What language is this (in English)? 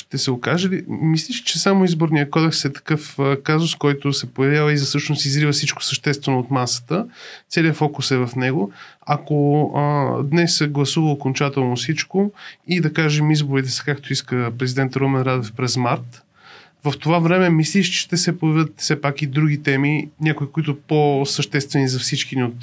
Bulgarian